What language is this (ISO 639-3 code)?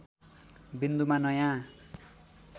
nep